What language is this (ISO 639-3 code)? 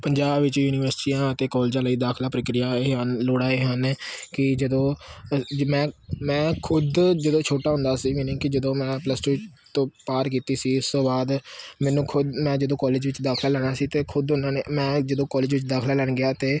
pan